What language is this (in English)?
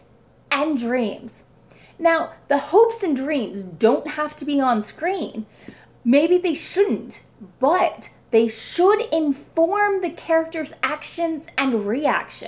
English